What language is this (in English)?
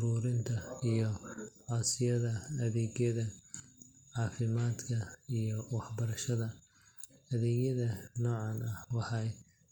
Somali